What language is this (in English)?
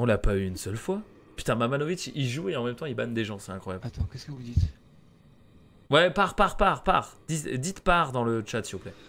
French